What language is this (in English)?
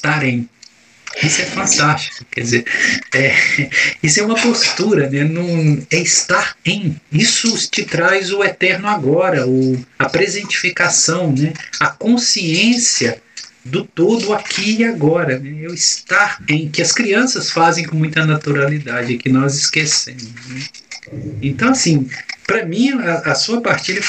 Portuguese